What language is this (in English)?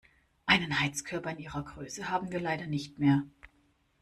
German